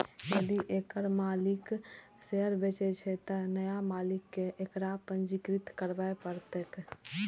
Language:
Maithili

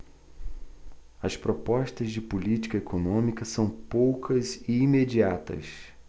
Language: Portuguese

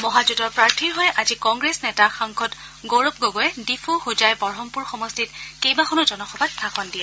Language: Assamese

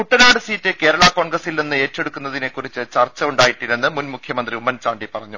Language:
Malayalam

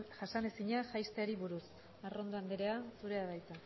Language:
Basque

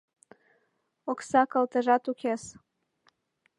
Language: Mari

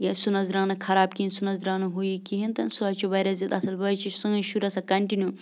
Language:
Kashmiri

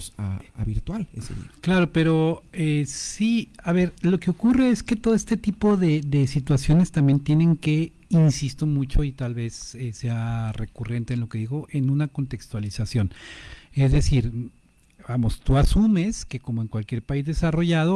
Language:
Spanish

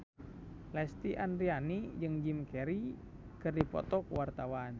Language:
Sundanese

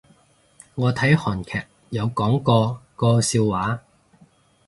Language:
Cantonese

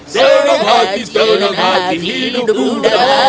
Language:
Indonesian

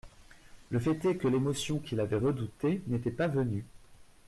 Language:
French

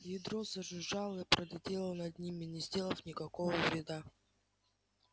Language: Russian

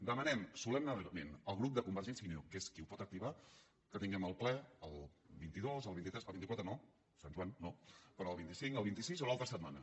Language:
Catalan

